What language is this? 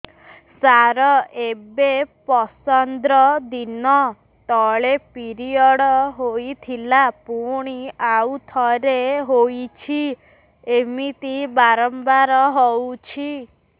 Odia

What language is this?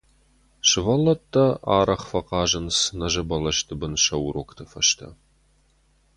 Ossetic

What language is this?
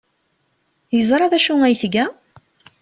Kabyle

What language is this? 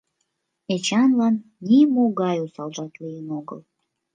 Mari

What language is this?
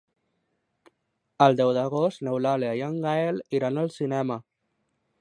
Catalan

